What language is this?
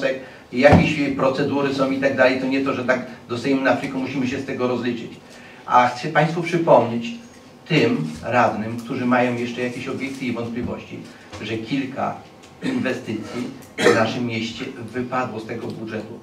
Polish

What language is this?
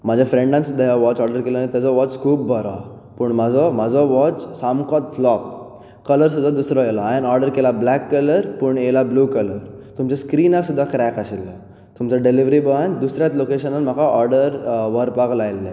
Konkani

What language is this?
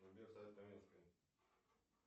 Russian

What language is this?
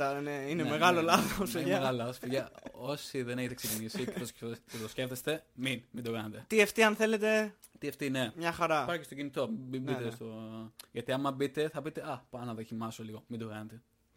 Greek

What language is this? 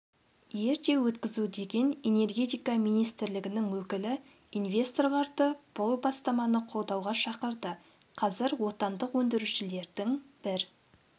Kazakh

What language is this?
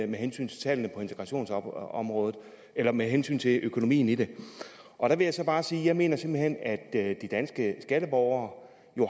Danish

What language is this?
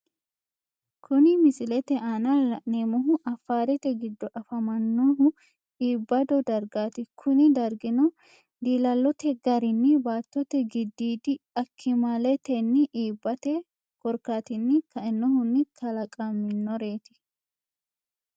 Sidamo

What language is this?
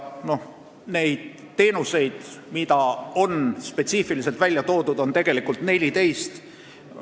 Estonian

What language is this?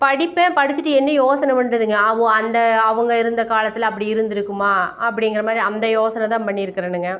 Tamil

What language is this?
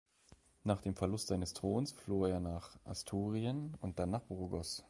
German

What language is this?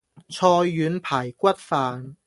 Cantonese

